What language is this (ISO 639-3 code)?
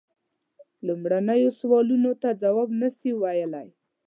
pus